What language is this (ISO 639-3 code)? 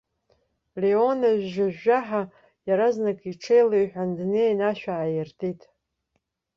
abk